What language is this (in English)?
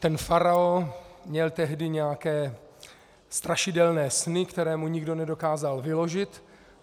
Czech